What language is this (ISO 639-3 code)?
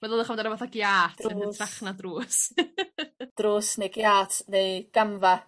cym